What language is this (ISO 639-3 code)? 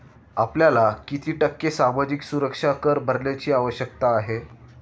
mar